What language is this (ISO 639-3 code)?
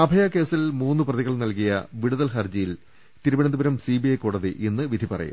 mal